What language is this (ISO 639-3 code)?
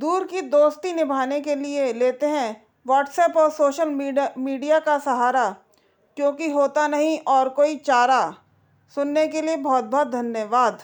hin